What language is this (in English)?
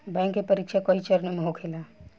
Bhojpuri